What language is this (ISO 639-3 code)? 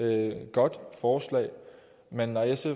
dan